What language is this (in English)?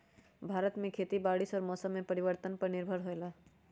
Magahi